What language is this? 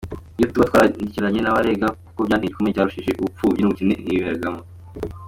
Kinyarwanda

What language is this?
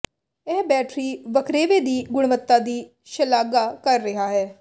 Punjabi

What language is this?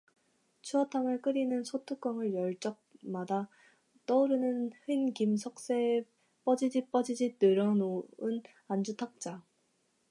Korean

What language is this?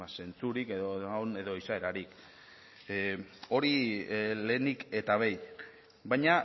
Basque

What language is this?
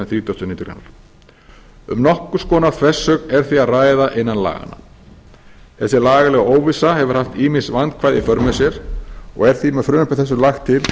Icelandic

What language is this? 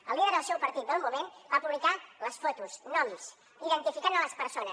Catalan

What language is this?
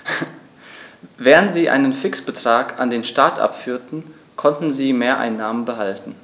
German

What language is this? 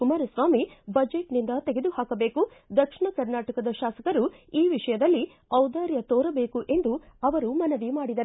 Kannada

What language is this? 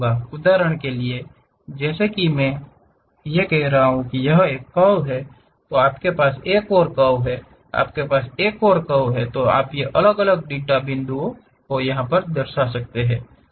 Hindi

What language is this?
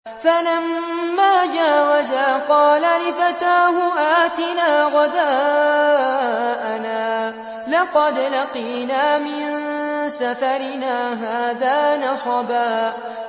Arabic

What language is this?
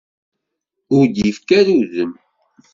Kabyle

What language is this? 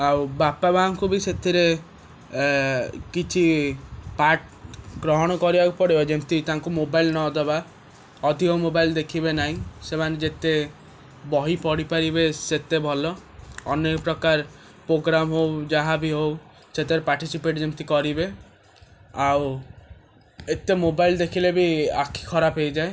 Odia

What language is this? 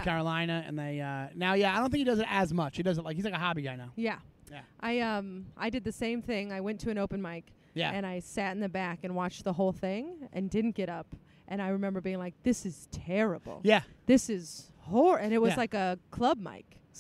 English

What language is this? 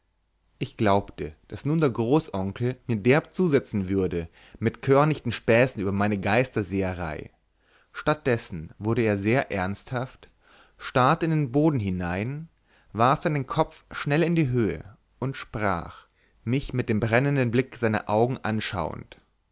German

